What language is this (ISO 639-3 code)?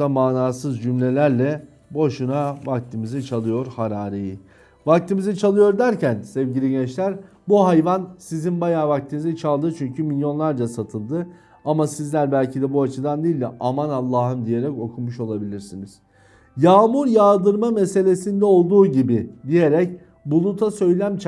tur